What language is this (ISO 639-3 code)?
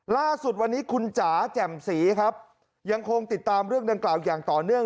tha